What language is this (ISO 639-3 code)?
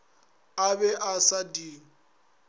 nso